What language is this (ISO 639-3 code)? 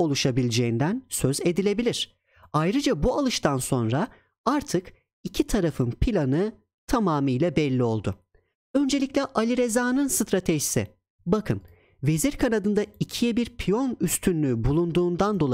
tur